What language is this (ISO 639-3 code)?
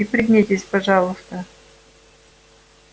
rus